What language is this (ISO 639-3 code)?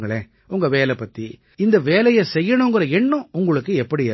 tam